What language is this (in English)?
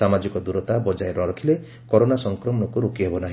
Odia